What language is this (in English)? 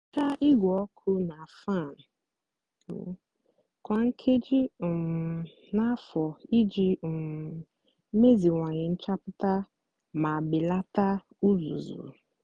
Igbo